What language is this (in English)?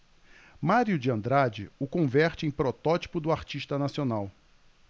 Portuguese